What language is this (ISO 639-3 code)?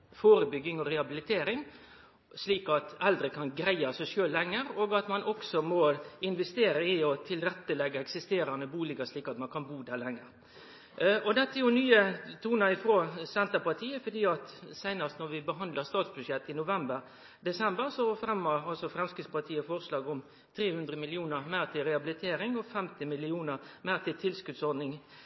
nno